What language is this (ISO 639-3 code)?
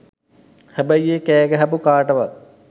sin